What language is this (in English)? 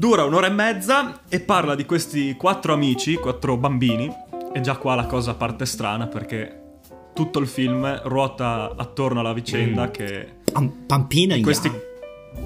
Italian